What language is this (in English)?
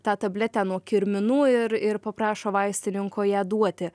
Lithuanian